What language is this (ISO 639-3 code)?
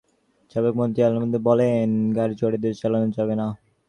ben